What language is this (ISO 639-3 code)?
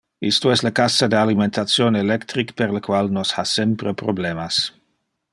ina